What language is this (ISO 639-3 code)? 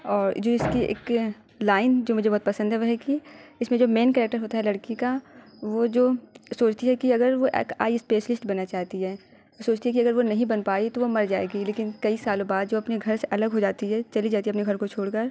urd